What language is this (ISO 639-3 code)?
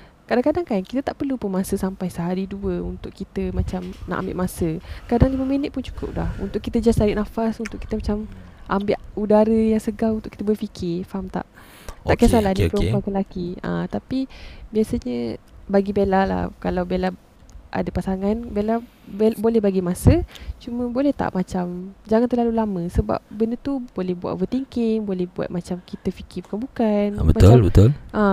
msa